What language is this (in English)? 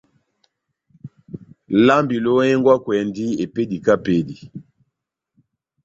Batanga